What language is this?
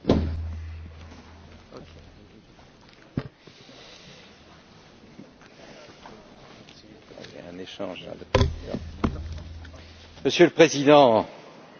French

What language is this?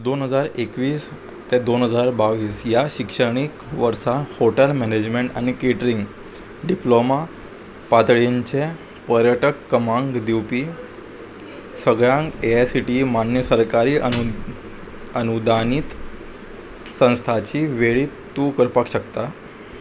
Konkani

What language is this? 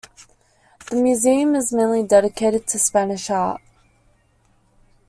English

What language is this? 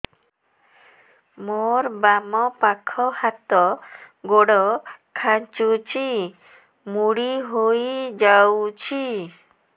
Odia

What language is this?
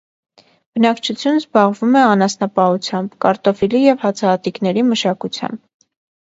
Armenian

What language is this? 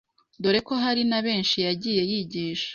Kinyarwanda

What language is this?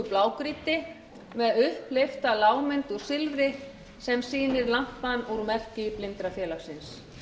Icelandic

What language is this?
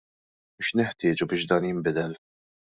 Maltese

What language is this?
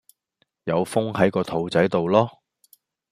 Cantonese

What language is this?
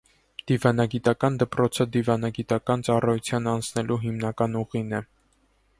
Armenian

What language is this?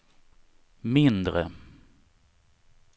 Swedish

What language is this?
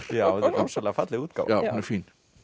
Icelandic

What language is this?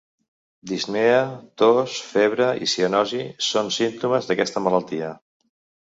Catalan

